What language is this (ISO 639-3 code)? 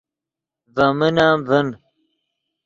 ydg